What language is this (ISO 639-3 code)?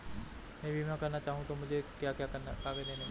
hin